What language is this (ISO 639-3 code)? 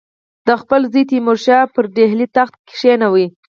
pus